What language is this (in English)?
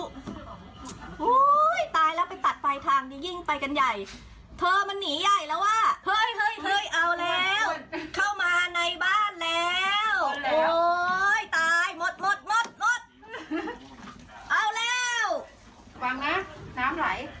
Thai